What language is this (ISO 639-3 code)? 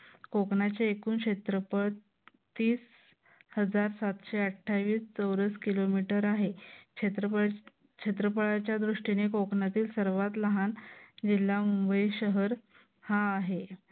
mar